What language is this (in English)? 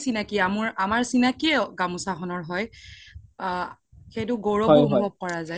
Assamese